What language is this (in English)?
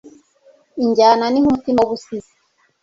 Kinyarwanda